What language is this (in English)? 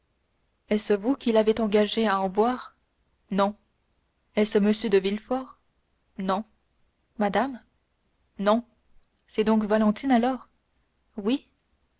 French